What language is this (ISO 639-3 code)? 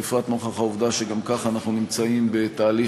heb